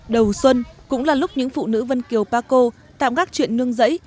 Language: Vietnamese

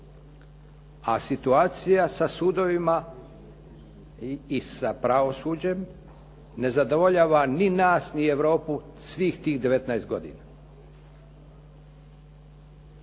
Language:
Croatian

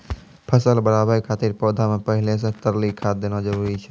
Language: Maithili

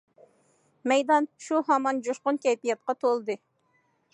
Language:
Uyghur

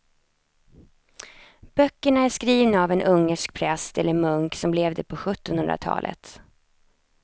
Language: Swedish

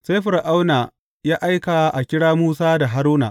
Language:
Hausa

